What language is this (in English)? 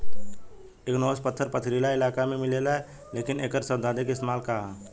Bhojpuri